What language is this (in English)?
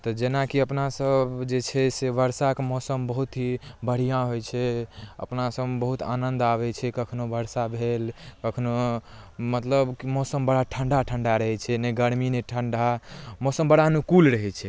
Maithili